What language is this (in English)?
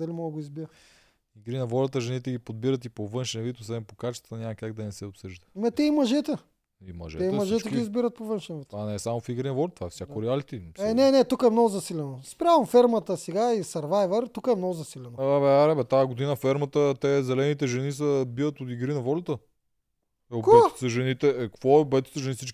Bulgarian